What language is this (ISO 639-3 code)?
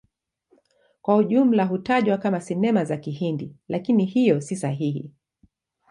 swa